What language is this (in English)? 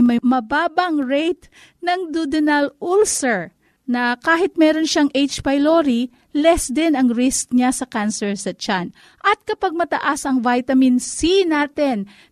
Filipino